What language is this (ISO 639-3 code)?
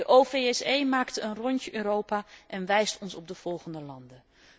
nld